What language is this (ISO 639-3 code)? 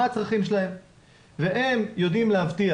heb